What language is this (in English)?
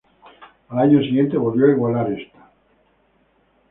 Spanish